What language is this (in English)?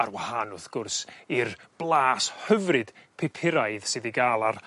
Welsh